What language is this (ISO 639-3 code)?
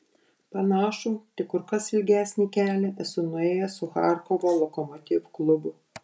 lit